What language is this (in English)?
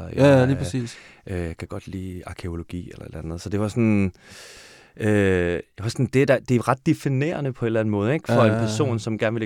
Danish